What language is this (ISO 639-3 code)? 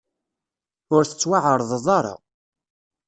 kab